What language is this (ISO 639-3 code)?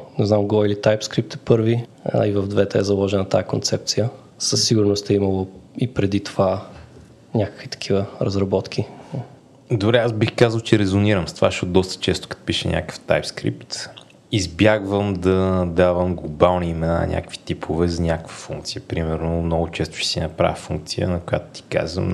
bul